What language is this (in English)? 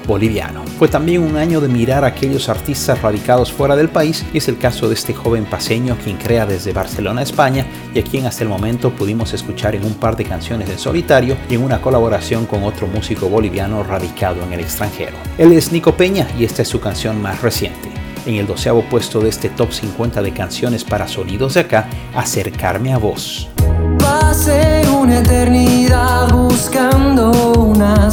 Spanish